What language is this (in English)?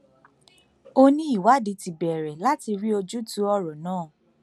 Yoruba